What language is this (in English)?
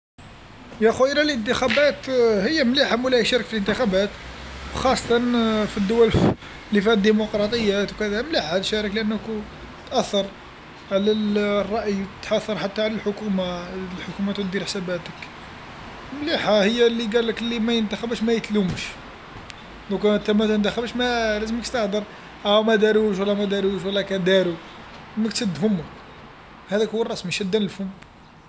Algerian Arabic